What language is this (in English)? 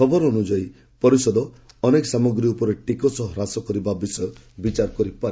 Odia